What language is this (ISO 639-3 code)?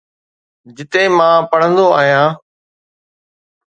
snd